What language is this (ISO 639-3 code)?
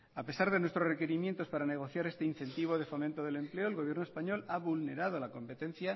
spa